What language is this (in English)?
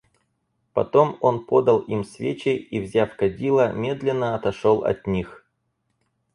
Russian